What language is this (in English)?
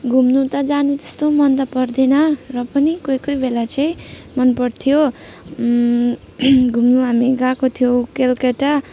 Nepali